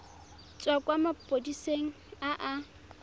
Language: Tswana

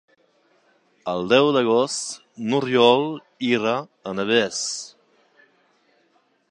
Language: Catalan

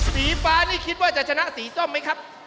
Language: Thai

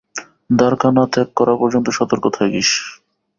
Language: Bangla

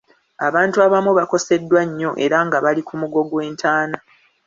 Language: Ganda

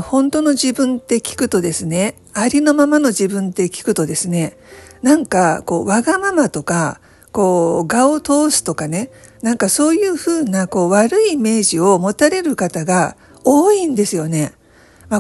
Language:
Japanese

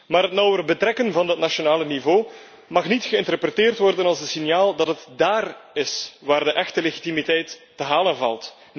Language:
Dutch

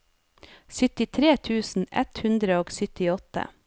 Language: Norwegian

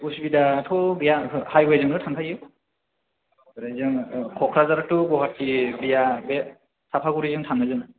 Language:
Bodo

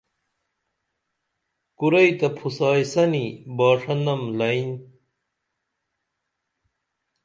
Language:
Dameli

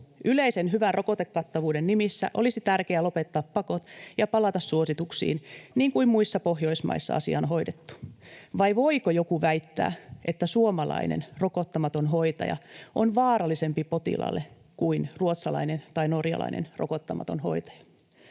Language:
Finnish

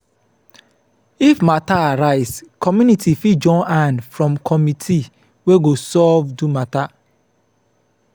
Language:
Nigerian Pidgin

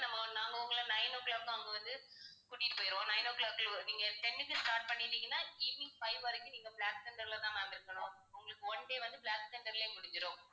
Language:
Tamil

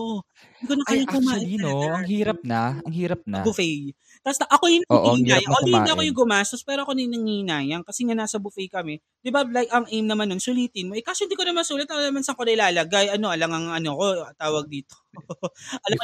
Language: Filipino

